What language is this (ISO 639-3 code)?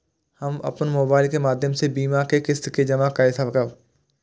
mai